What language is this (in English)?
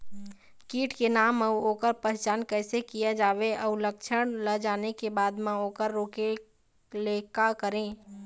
Chhattisgarhi